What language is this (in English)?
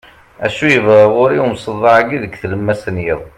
Kabyle